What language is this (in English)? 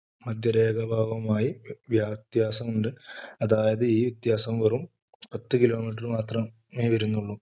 Malayalam